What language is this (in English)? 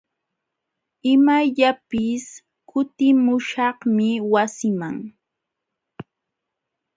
Jauja Wanca Quechua